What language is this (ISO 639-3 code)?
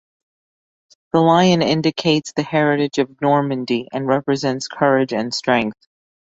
eng